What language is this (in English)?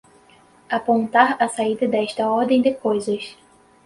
Portuguese